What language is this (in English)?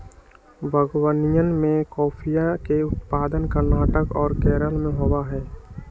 Magahi